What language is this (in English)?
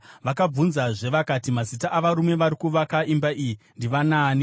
Shona